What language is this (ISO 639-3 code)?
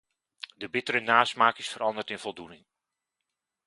nld